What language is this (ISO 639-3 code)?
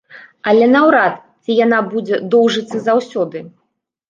bel